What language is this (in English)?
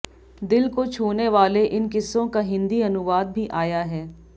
Hindi